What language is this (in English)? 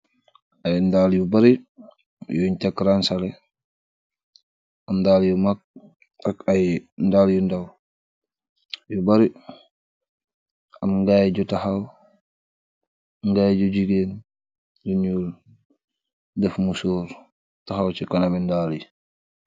Wolof